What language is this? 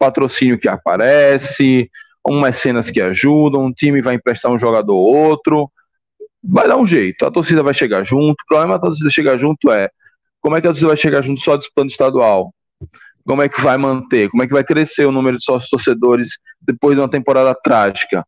Portuguese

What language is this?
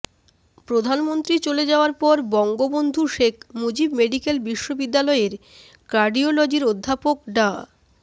Bangla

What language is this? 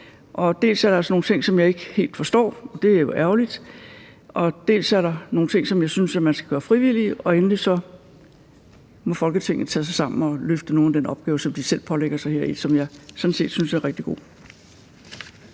Danish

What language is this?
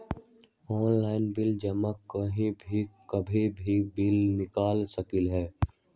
Magahi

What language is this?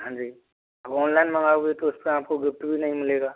Hindi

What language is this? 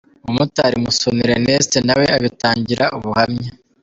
Kinyarwanda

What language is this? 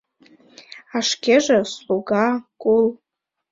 Mari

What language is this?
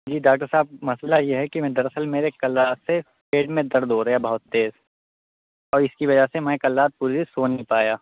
Urdu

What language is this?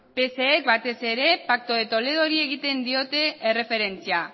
Basque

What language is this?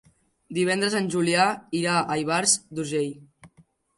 Catalan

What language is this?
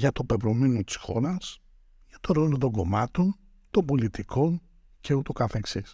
Greek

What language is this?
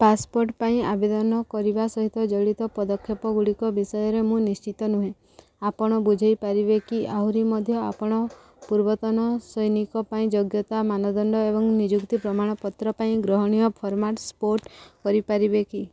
Odia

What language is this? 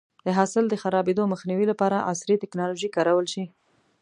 Pashto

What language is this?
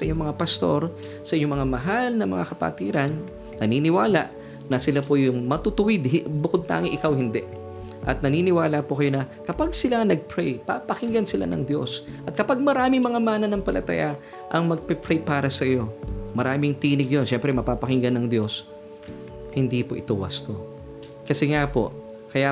Filipino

